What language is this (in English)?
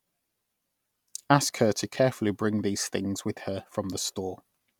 English